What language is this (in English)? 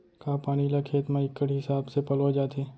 Chhattisgarhi